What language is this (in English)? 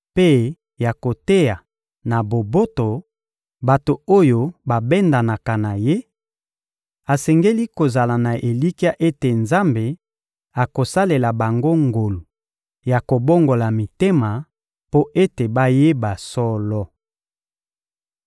Lingala